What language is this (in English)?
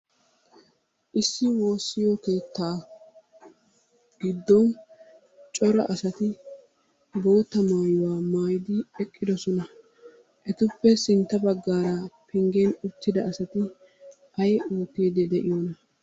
Wolaytta